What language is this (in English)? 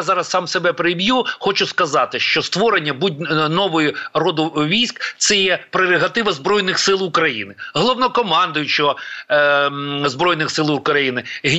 Ukrainian